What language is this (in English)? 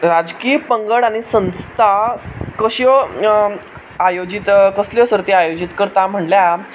Konkani